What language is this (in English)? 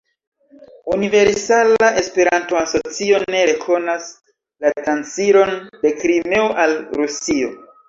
Esperanto